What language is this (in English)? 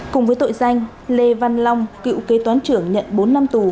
Vietnamese